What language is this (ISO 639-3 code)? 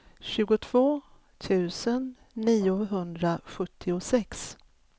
swe